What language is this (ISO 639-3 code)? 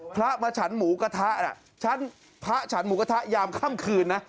tha